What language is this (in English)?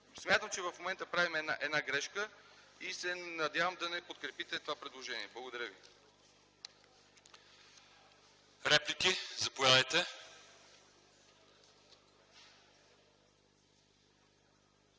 Bulgarian